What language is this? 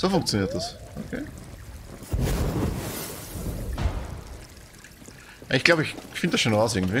German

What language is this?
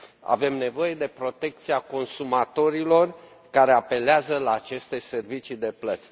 Romanian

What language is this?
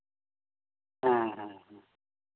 Santali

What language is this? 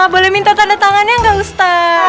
Indonesian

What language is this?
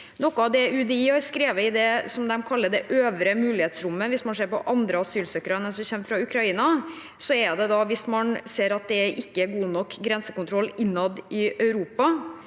Norwegian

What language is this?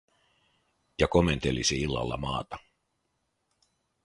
Finnish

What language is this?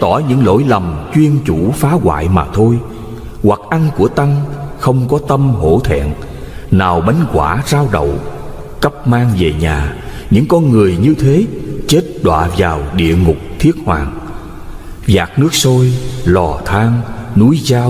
Vietnamese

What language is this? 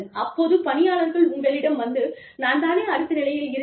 Tamil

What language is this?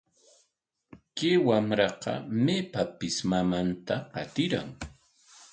Corongo Ancash Quechua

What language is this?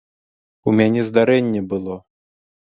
Belarusian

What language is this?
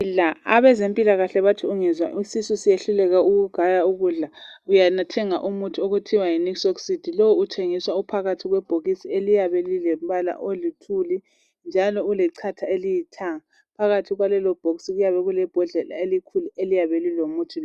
North Ndebele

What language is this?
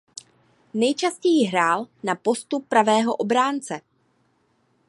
Czech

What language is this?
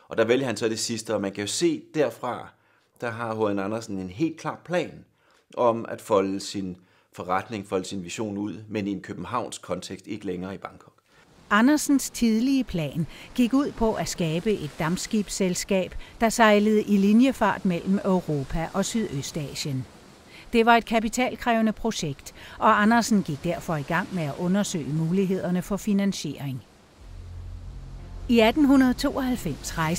Danish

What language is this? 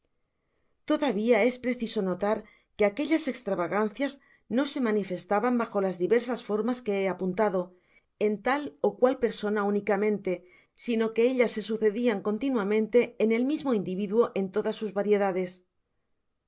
Spanish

